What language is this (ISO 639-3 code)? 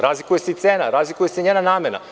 srp